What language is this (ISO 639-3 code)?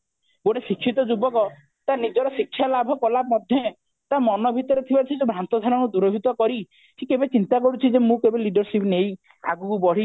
ori